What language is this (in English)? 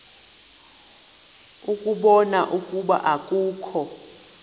Xhosa